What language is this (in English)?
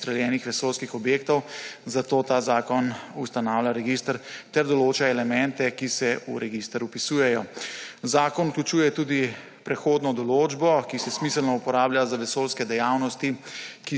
Slovenian